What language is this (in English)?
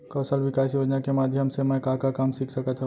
Chhattisgarhi